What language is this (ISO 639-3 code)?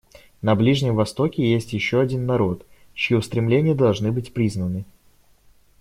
rus